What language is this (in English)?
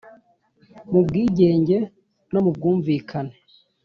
Kinyarwanda